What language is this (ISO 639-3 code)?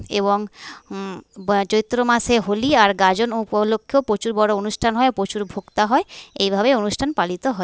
ben